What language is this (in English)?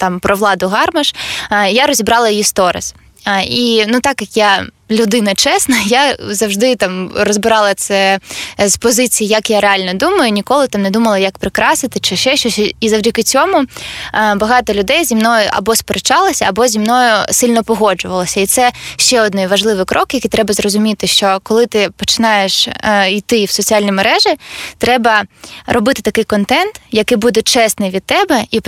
Ukrainian